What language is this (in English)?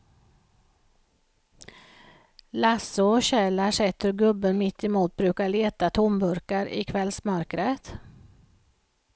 Swedish